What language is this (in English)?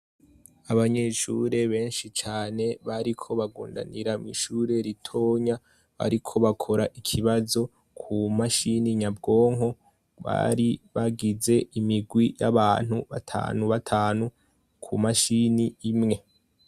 Rundi